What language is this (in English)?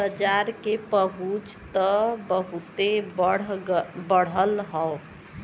Bhojpuri